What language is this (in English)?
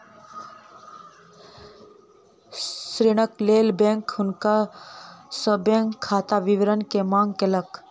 Maithili